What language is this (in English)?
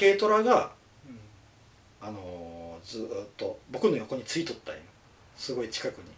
Japanese